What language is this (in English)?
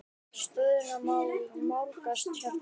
Icelandic